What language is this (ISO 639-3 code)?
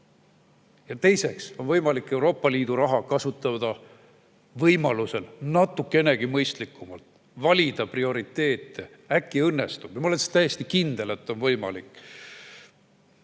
est